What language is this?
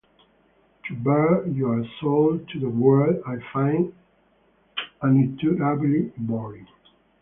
English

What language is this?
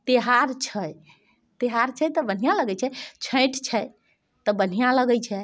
Maithili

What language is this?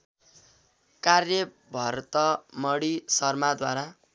Nepali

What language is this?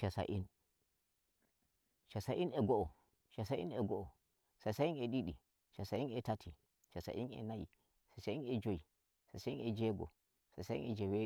Nigerian Fulfulde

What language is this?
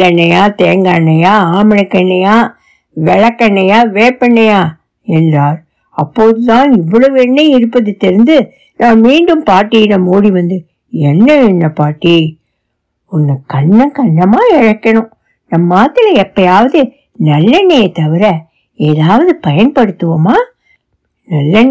Tamil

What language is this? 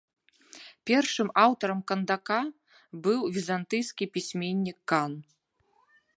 Belarusian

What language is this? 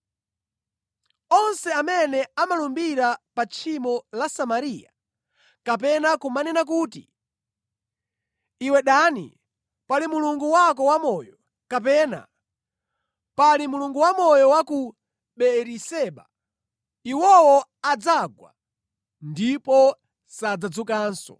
Nyanja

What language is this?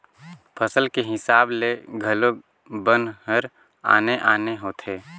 Chhattisgarhi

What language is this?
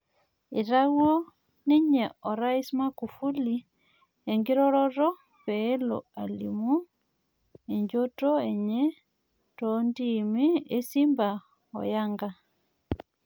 Masai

